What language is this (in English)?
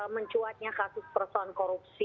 Indonesian